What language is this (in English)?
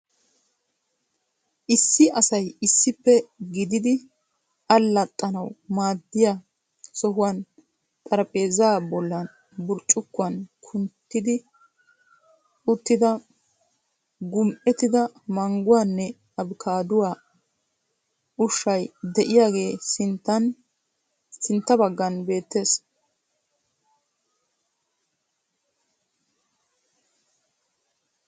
Wolaytta